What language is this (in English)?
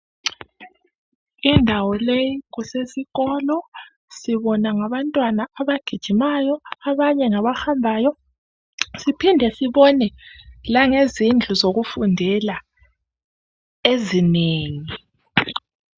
North Ndebele